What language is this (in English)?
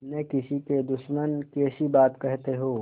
Hindi